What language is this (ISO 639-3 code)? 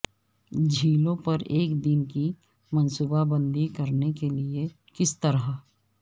urd